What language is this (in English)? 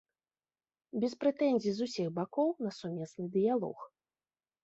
Belarusian